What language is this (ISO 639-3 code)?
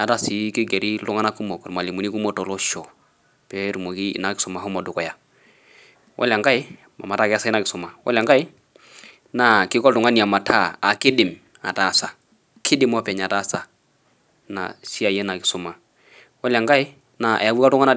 mas